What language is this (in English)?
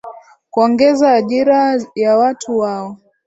Swahili